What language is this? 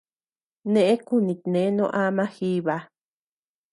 Tepeuxila Cuicatec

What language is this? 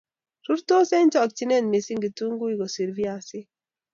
Kalenjin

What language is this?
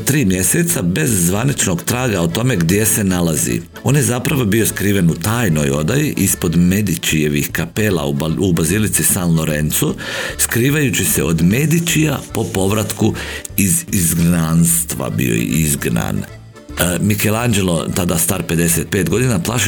Croatian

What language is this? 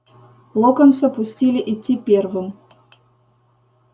Russian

